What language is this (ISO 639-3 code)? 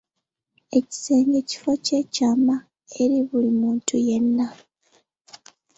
lug